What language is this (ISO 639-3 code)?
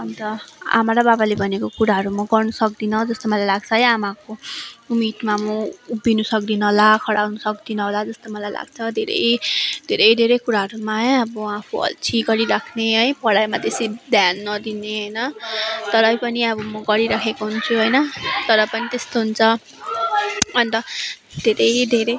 nep